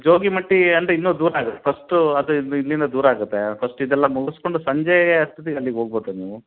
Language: Kannada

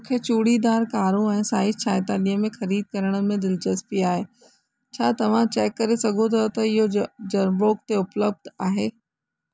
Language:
Sindhi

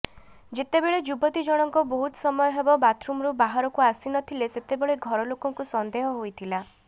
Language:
Odia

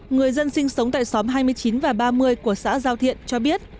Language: Vietnamese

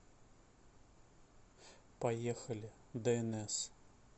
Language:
Russian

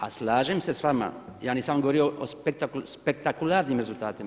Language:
Croatian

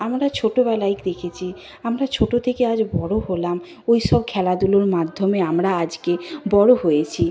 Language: Bangla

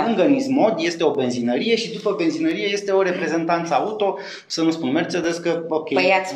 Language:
Romanian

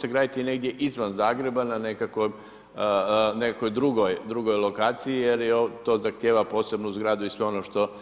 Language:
Croatian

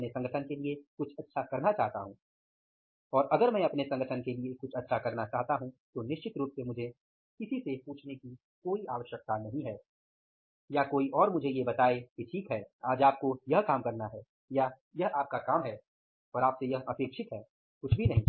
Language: Hindi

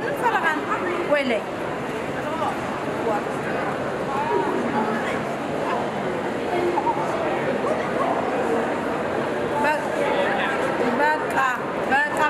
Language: Arabic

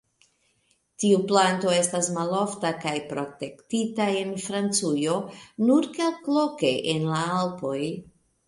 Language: Esperanto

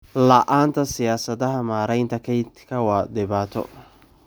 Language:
Somali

